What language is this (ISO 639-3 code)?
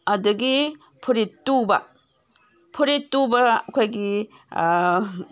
mni